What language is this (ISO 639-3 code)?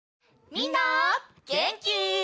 jpn